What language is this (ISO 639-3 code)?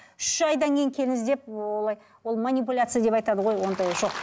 kaz